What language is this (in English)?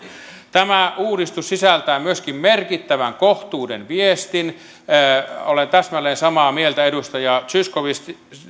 Finnish